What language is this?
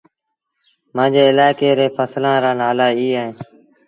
Sindhi Bhil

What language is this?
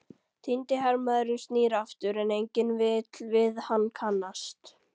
Icelandic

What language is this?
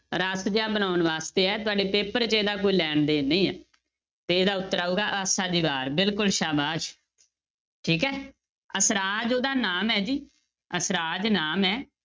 Punjabi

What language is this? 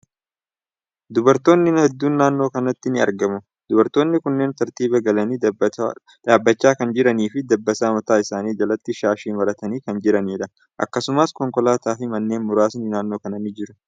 Oromo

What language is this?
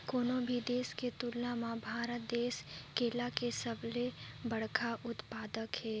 Chhattisgarhi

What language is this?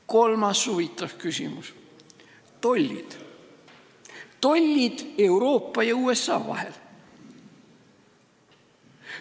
Estonian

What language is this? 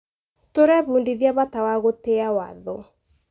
Kikuyu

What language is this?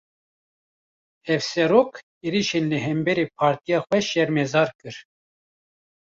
Kurdish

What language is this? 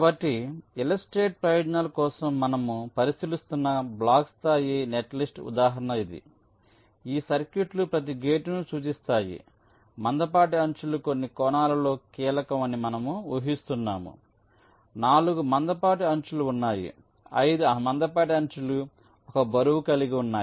Telugu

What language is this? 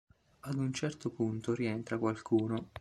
Italian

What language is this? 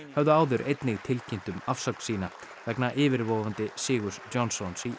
Icelandic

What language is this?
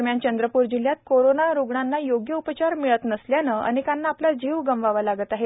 Marathi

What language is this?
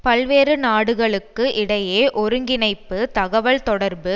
Tamil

